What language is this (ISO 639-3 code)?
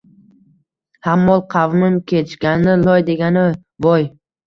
uzb